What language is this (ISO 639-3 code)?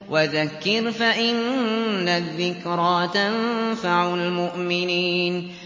ara